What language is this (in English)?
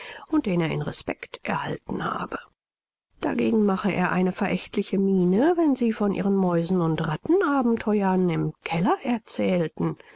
German